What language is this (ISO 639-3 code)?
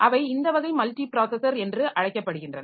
tam